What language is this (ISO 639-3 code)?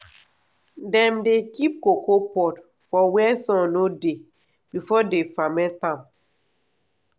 pcm